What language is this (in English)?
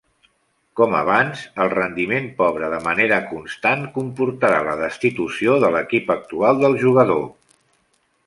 Catalan